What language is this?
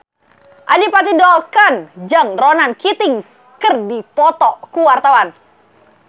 Sundanese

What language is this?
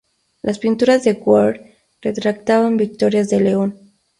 Spanish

